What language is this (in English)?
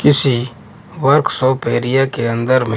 Hindi